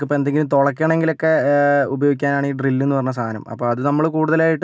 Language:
Malayalam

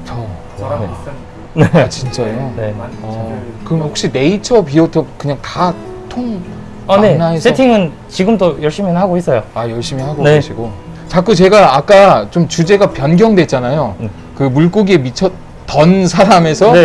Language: Korean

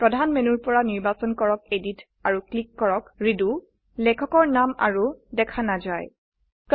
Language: Assamese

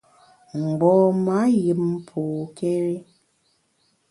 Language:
Bamun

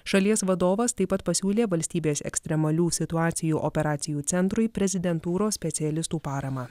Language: Lithuanian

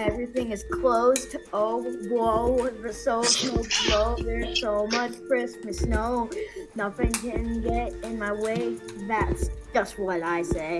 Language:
English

